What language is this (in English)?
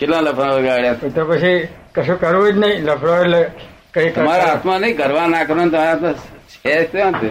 Gujarati